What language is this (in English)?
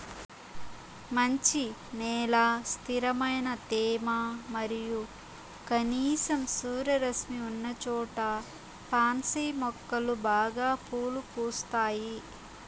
Telugu